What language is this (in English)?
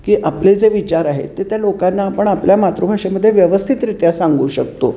Marathi